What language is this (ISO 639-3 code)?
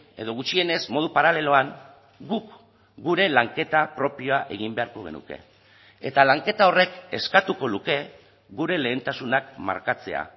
eus